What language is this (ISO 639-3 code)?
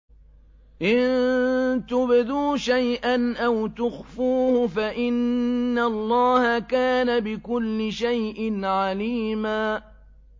ara